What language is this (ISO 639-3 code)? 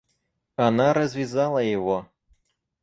rus